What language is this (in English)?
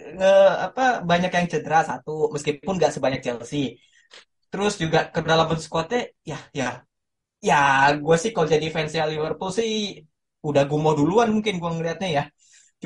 Indonesian